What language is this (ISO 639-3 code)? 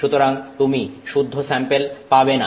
ben